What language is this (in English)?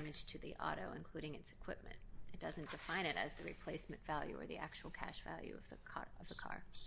English